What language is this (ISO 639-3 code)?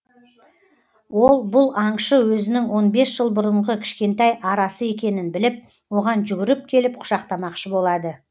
kaz